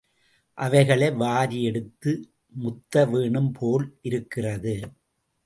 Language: Tamil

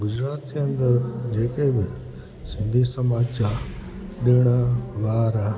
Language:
Sindhi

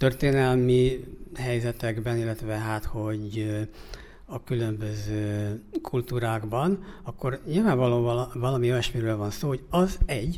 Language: Hungarian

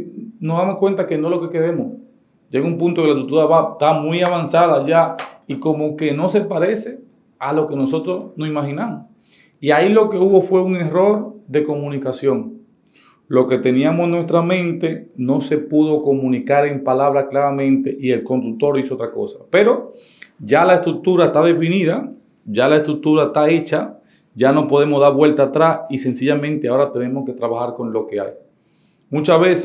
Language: Spanish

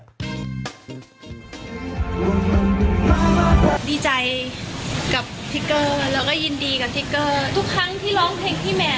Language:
Thai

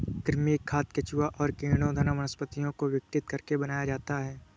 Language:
Hindi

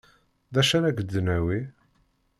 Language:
Kabyle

